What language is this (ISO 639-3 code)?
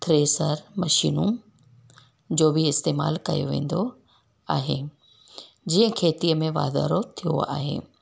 snd